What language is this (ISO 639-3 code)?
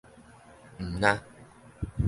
nan